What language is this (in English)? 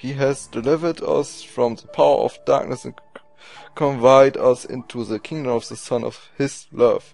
German